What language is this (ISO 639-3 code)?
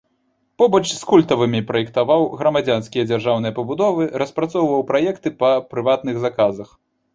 bel